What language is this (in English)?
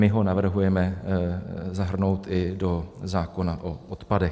Czech